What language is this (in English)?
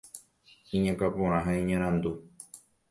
Guarani